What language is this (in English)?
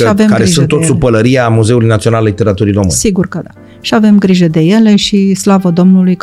Romanian